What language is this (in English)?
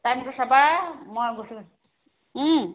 Assamese